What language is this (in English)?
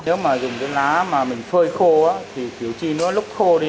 Vietnamese